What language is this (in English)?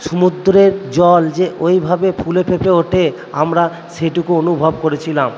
Bangla